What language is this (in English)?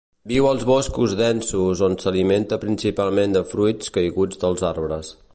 Catalan